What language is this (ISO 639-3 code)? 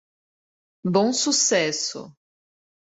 por